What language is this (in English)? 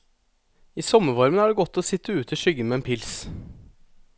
Norwegian